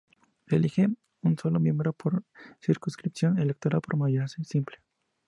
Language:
Spanish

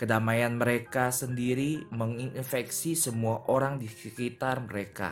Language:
Indonesian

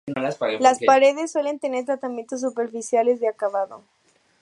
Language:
Spanish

